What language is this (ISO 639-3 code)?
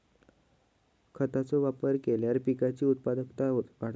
mar